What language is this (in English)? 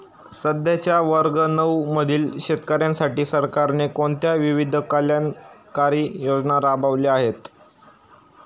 Marathi